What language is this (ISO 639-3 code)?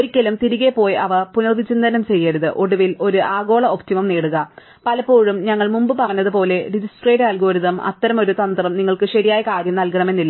mal